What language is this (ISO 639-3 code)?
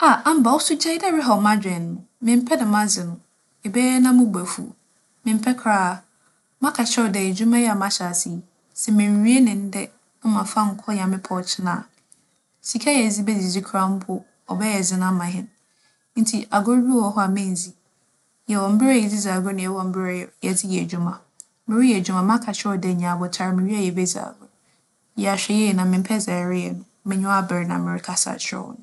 aka